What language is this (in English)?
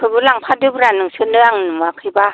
Bodo